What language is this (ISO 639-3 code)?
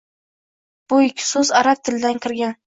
uzb